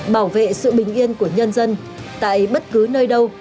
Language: Vietnamese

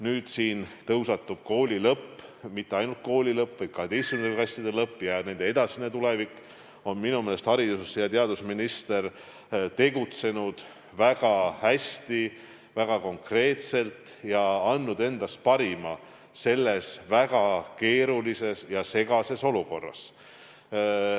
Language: Estonian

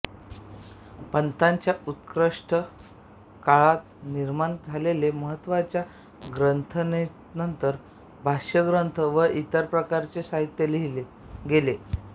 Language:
Marathi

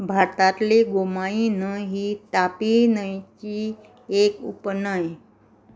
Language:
Konkani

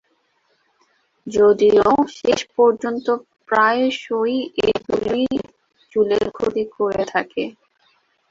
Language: Bangla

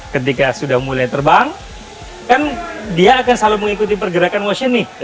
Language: Indonesian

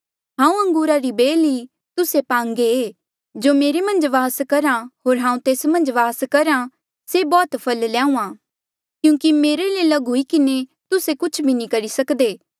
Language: Mandeali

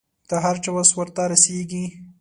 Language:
Pashto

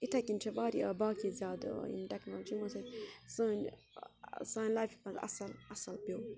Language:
Kashmiri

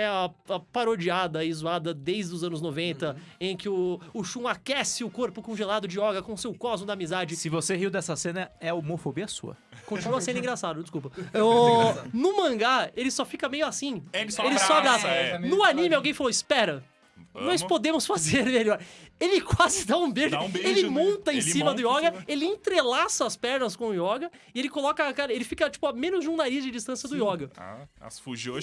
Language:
Portuguese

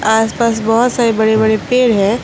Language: Hindi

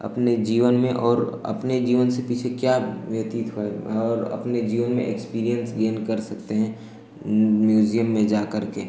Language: Hindi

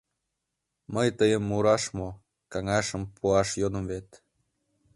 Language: Mari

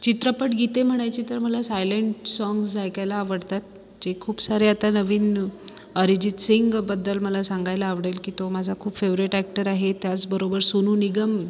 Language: Marathi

